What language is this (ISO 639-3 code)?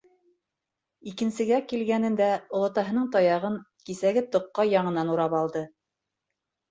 bak